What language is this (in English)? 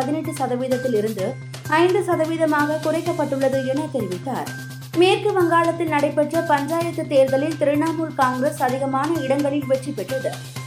Tamil